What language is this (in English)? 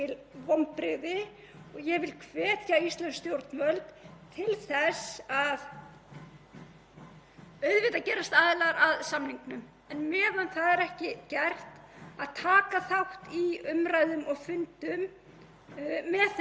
Icelandic